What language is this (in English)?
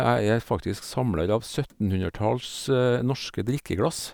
Norwegian